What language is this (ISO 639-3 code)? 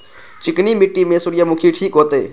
mai